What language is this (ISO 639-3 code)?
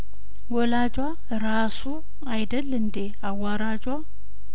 amh